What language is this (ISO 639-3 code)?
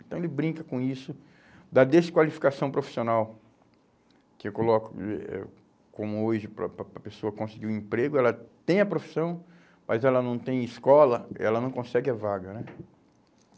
por